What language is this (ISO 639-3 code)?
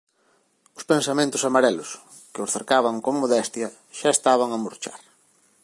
glg